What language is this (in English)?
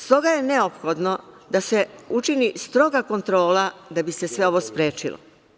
Serbian